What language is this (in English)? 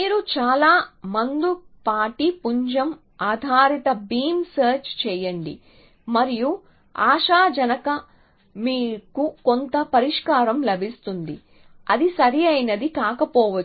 Telugu